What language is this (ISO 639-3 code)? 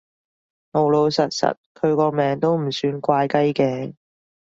yue